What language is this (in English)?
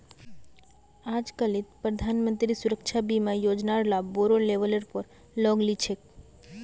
Magahi